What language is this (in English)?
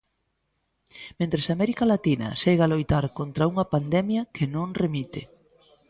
Galician